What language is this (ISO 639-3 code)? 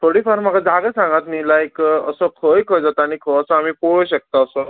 kok